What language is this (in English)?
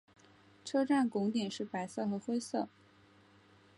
Chinese